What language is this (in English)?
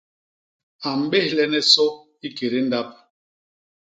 Basaa